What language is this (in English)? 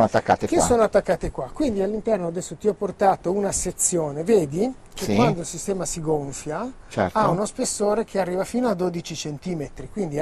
Italian